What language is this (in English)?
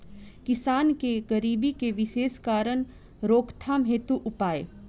Bhojpuri